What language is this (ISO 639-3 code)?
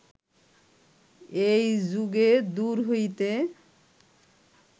ben